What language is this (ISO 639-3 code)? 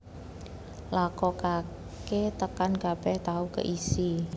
jav